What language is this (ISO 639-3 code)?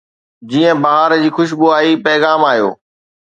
snd